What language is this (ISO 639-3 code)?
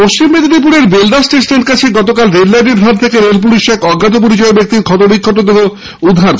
ben